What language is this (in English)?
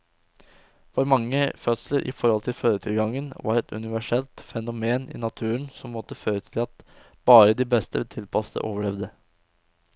Norwegian